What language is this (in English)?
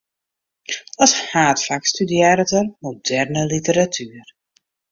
Western Frisian